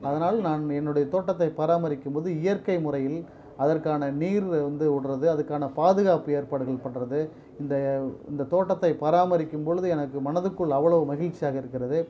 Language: Tamil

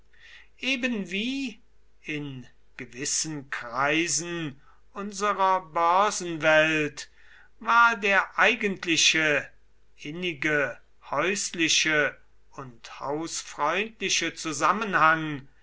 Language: German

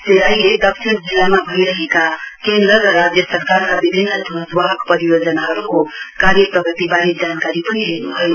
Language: Nepali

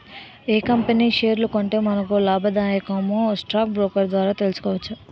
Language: Telugu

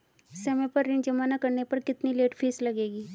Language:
Hindi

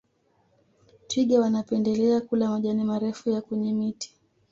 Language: Swahili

